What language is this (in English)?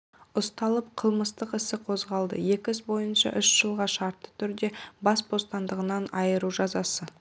Kazakh